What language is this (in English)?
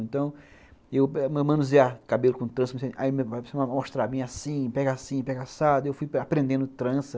Portuguese